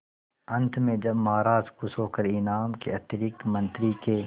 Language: Hindi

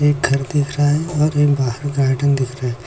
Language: Hindi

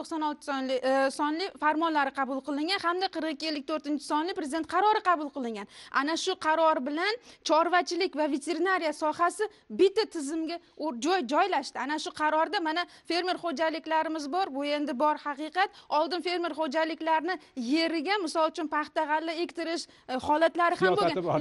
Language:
Turkish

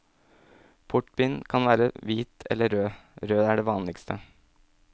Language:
Norwegian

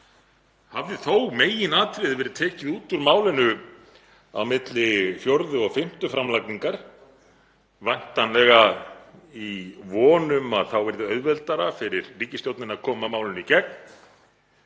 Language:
Icelandic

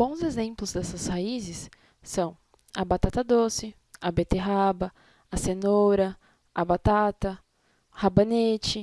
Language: Portuguese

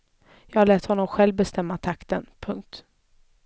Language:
Swedish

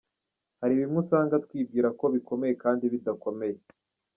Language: Kinyarwanda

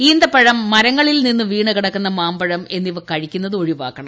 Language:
Malayalam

